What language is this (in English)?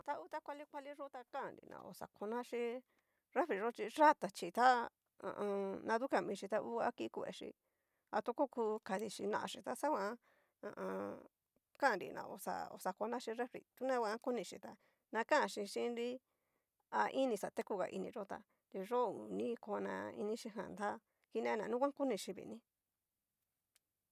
Cacaloxtepec Mixtec